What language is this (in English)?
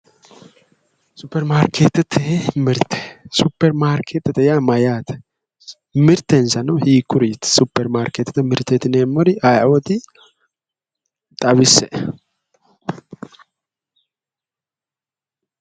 Sidamo